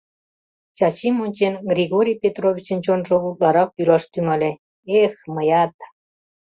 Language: Mari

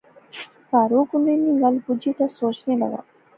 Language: Pahari-Potwari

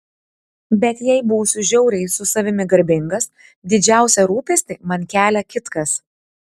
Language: Lithuanian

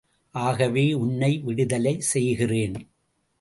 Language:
Tamil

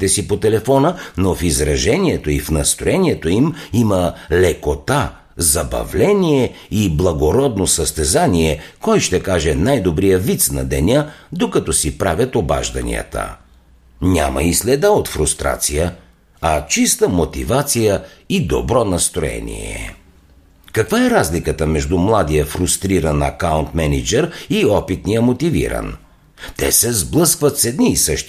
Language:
Bulgarian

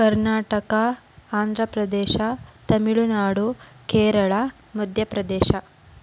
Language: Kannada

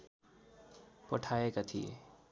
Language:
Nepali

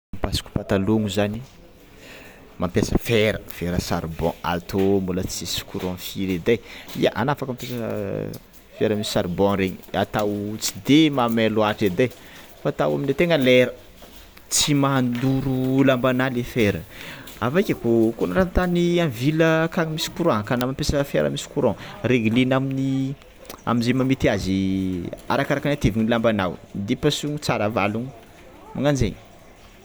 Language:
Tsimihety Malagasy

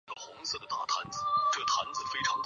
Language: Chinese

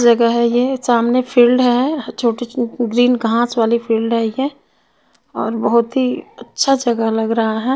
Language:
Hindi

